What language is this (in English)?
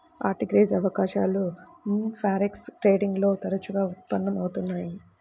Telugu